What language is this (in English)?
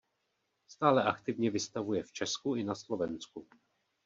Czech